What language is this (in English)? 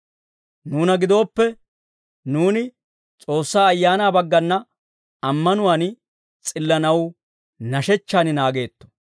Dawro